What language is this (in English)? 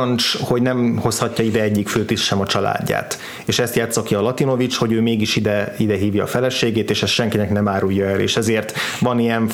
Hungarian